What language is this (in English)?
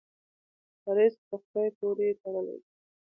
Pashto